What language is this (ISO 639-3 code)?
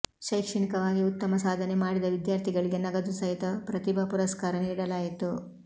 kan